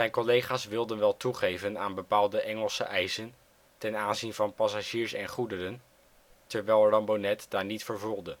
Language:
Dutch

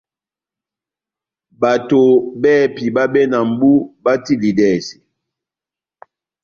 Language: Batanga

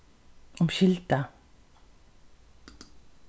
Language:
Faroese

